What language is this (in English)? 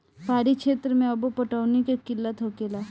Bhojpuri